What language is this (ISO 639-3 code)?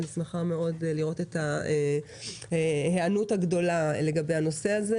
heb